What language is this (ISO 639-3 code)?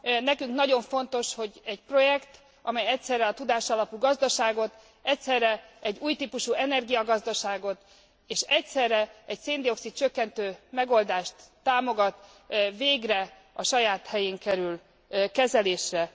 hun